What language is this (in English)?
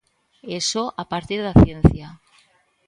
Galician